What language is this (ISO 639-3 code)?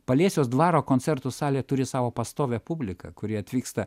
lit